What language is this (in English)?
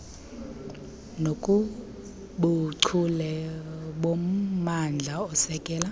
Xhosa